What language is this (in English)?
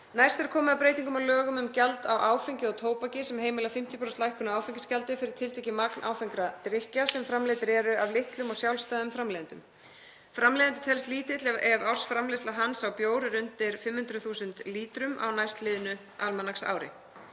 Icelandic